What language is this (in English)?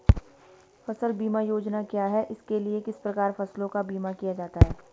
Hindi